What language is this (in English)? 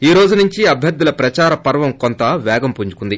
Telugu